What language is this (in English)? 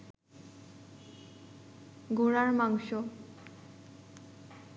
Bangla